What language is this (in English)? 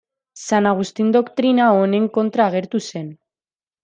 Basque